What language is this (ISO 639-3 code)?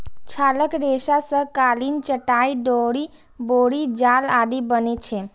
mai